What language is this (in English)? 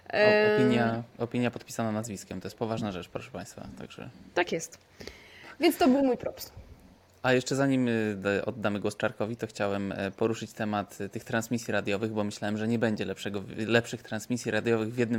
Polish